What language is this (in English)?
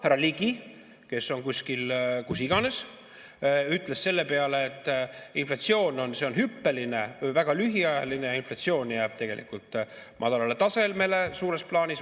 Estonian